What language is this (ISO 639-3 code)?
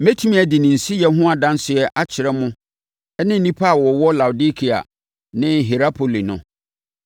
aka